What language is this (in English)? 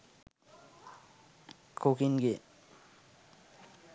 Sinhala